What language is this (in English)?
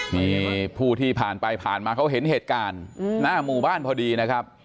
Thai